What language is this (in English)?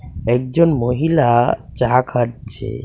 Bangla